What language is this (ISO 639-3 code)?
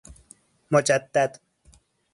fas